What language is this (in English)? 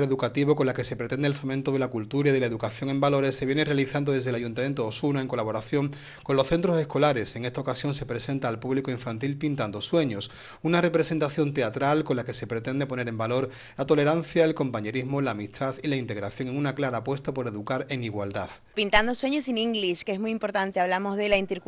Spanish